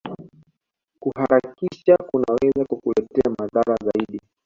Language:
Swahili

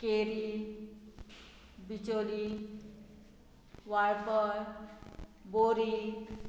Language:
Konkani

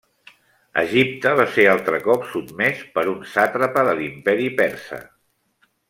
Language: Catalan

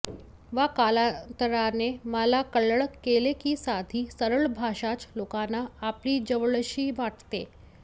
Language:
Marathi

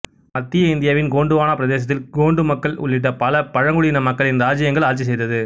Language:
Tamil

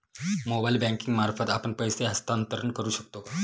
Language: Marathi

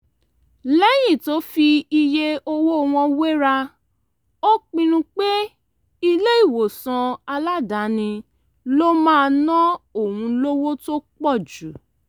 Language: Yoruba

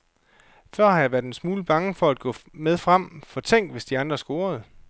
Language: Danish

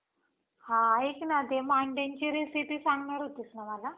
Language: Marathi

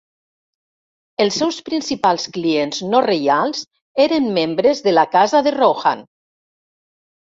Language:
Catalan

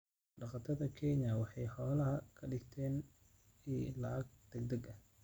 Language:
Somali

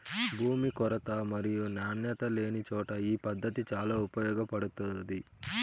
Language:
Telugu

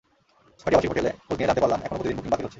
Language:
Bangla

